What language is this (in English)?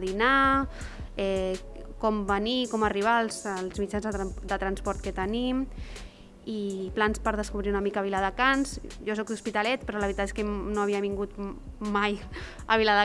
Catalan